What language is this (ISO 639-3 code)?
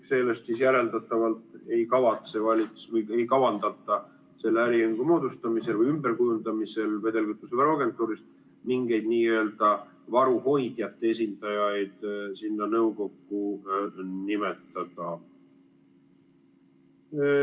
est